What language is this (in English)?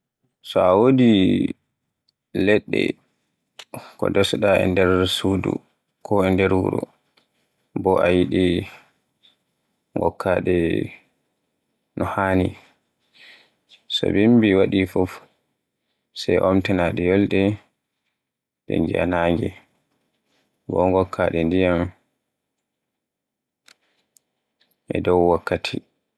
Borgu Fulfulde